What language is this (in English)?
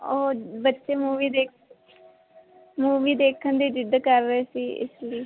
Punjabi